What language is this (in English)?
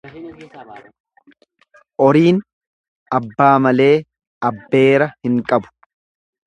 Oromo